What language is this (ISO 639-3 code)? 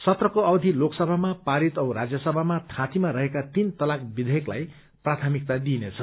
nep